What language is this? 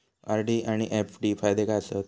Marathi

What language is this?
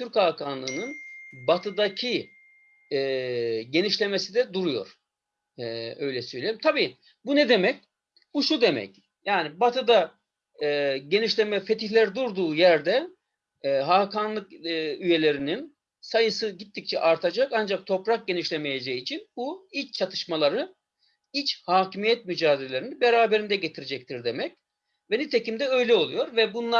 Turkish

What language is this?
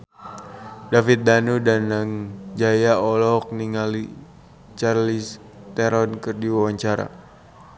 Sundanese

